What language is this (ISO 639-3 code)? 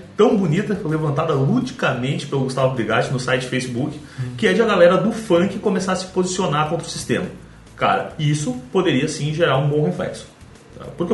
por